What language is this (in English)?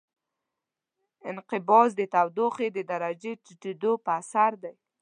Pashto